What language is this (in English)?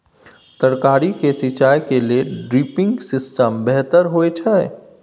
Maithili